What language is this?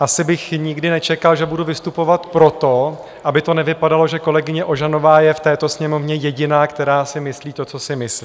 Czech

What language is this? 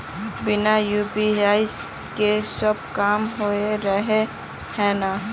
Magahi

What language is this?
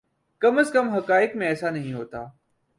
Urdu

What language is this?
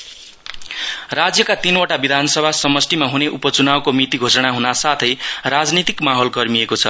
Nepali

